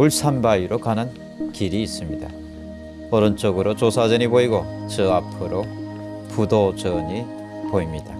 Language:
Korean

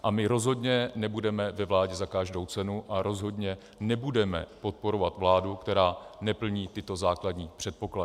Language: Czech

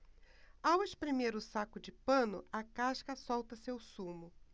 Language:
Portuguese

